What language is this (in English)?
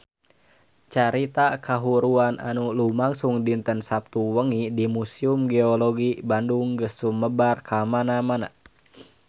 Sundanese